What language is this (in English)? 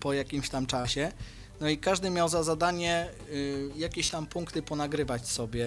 Polish